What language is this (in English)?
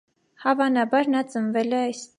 Armenian